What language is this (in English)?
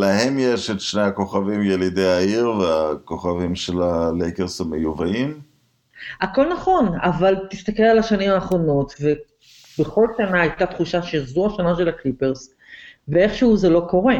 Hebrew